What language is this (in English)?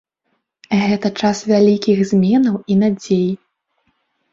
Belarusian